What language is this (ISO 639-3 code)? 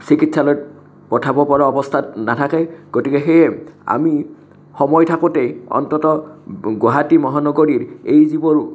asm